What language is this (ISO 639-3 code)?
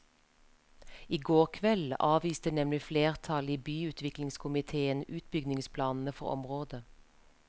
nor